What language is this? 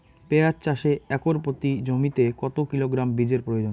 Bangla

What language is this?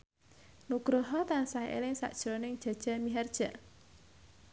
Javanese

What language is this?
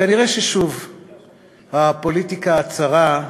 Hebrew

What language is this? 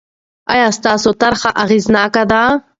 Pashto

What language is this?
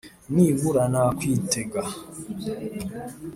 Kinyarwanda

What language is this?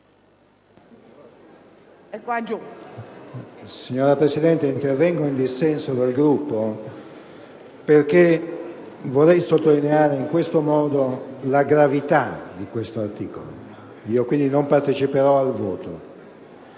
Italian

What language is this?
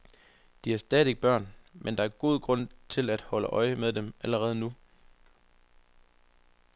Danish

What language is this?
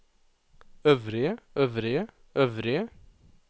Norwegian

